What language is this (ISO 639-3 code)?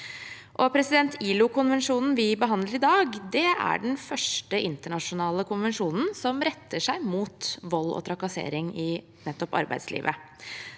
nor